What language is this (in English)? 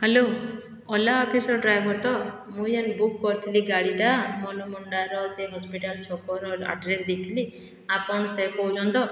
Odia